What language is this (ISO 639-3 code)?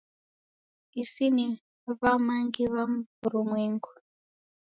dav